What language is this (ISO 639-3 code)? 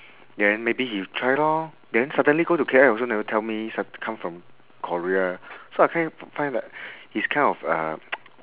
eng